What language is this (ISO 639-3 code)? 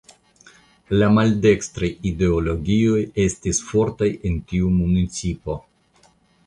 epo